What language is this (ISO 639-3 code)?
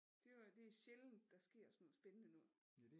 dan